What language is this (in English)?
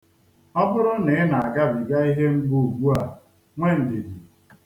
Igbo